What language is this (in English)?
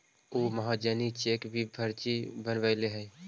Magahi